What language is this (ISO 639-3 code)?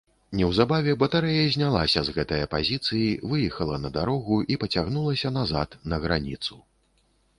bel